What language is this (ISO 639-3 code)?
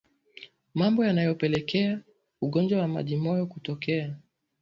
swa